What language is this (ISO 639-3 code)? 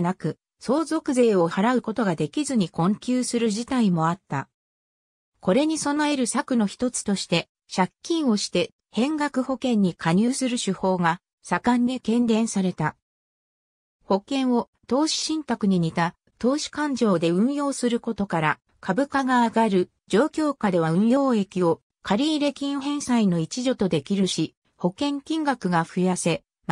jpn